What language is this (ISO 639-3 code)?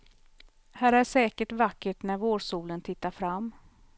swe